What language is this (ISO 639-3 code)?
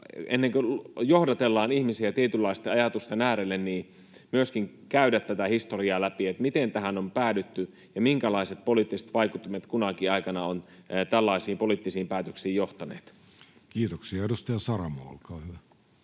fin